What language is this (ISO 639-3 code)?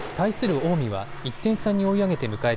jpn